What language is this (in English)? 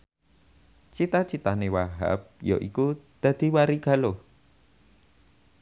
Javanese